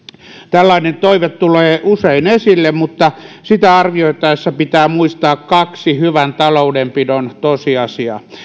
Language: Finnish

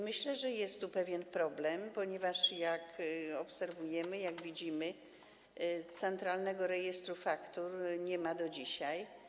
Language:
Polish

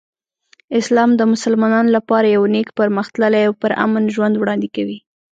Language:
Pashto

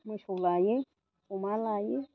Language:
Bodo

